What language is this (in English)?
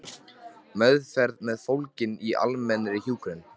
Icelandic